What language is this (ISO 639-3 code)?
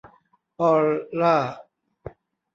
tha